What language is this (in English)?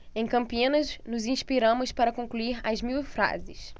Portuguese